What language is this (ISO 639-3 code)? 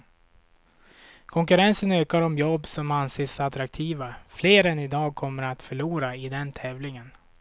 swe